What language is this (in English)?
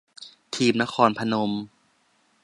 Thai